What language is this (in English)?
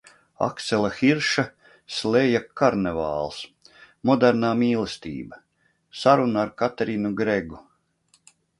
Latvian